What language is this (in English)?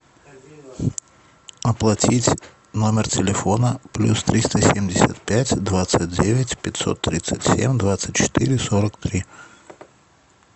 Russian